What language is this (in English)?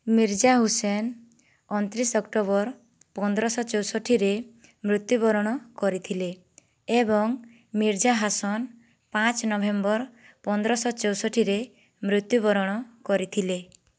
Odia